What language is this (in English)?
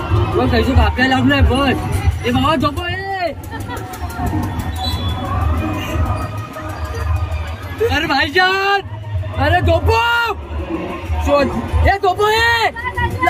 Arabic